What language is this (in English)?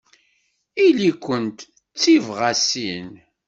Kabyle